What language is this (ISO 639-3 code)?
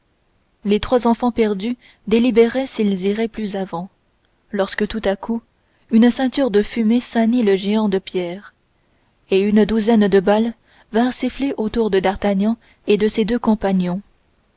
fra